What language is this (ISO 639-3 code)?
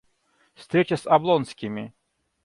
rus